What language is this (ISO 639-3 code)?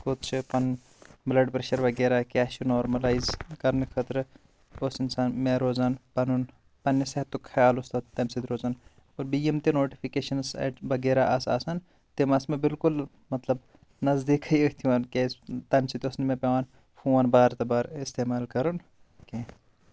kas